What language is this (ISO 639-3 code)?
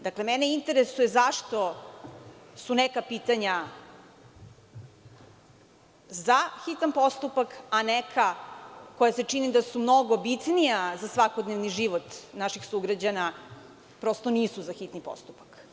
srp